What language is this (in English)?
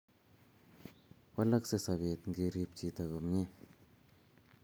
Kalenjin